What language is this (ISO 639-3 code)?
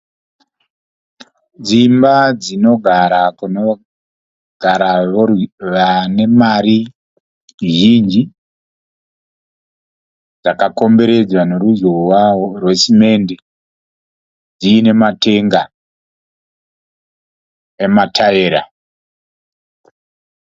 sna